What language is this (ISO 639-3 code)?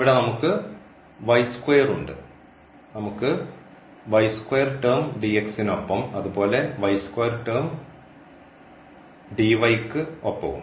mal